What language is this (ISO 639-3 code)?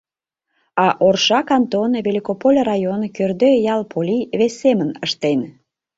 chm